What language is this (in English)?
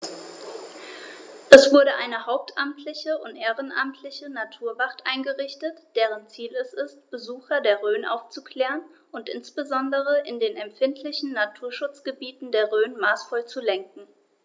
German